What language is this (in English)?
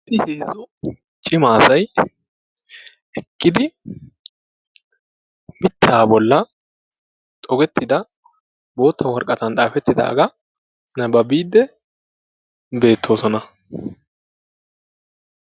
Wolaytta